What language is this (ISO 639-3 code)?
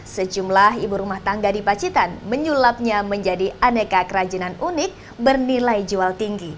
ind